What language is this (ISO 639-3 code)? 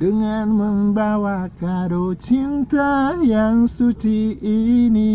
ind